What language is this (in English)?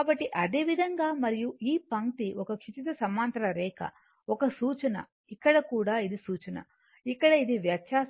Telugu